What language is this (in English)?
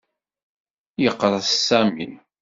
Kabyle